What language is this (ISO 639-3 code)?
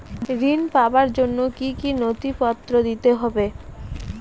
ben